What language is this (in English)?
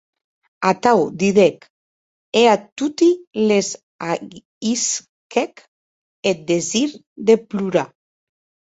Occitan